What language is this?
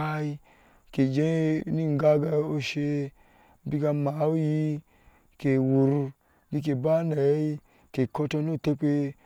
Ashe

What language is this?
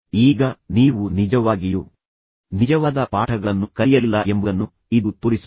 Kannada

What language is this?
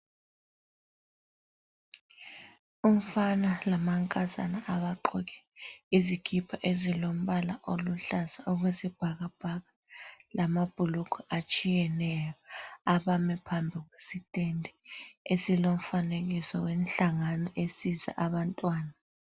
North Ndebele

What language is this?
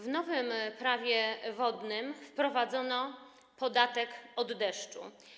Polish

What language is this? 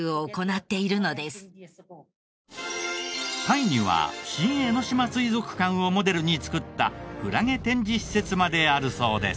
Japanese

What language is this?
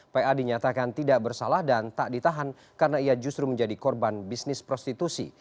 Indonesian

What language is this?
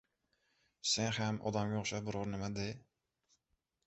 Uzbek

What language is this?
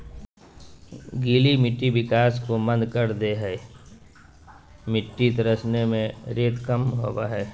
Magahi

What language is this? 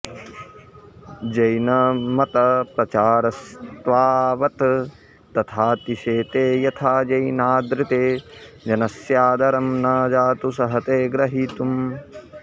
Sanskrit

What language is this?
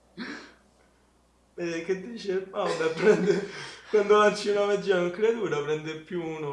Italian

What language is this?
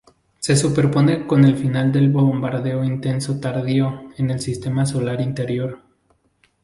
Spanish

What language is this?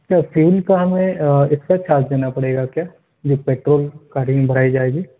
Urdu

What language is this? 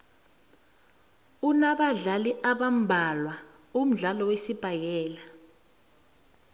South Ndebele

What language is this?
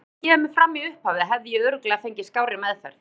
Icelandic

